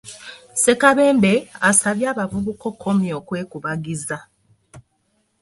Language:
Ganda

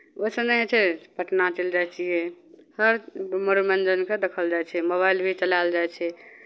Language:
Maithili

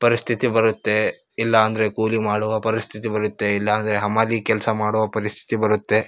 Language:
Kannada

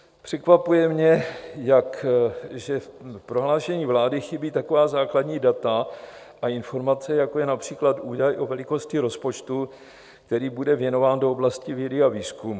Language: Czech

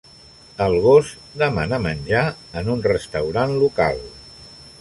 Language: Catalan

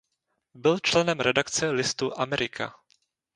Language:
Czech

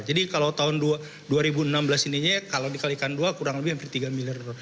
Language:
Indonesian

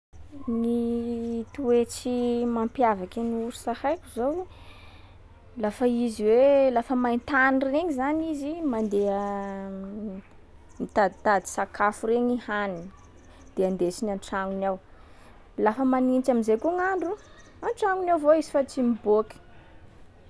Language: Sakalava Malagasy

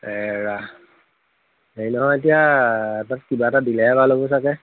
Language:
Assamese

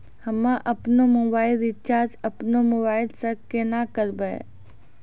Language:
Maithili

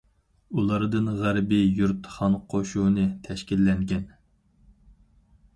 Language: Uyghur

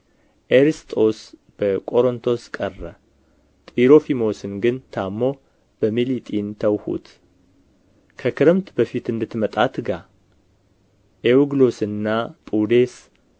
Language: Amharic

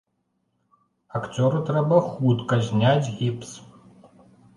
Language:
Belarusian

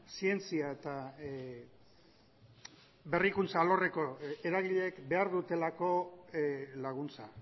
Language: Basque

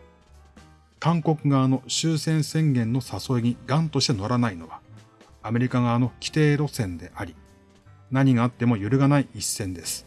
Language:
Japanese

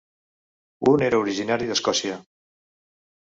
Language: Catalan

